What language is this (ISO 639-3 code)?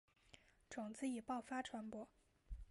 zho